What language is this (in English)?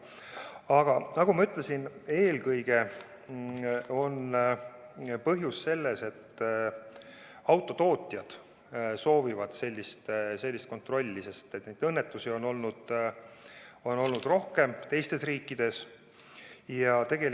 Estonian